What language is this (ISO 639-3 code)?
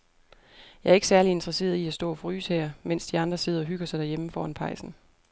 dan